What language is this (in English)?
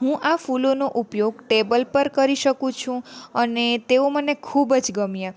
Gujarati